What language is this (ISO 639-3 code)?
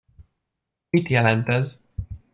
hun